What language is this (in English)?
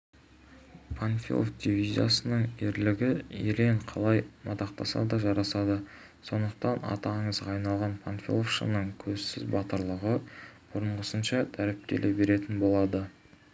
Kazakh